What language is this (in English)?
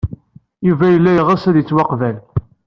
Kabyle